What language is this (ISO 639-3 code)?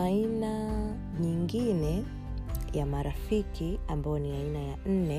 swa